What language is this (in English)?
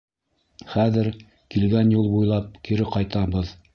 Bashkir